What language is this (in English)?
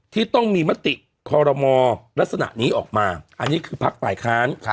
Thai